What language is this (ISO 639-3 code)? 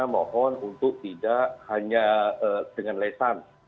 ind